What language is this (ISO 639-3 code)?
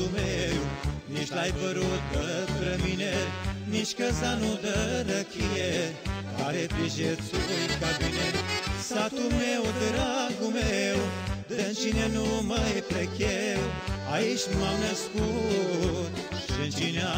ron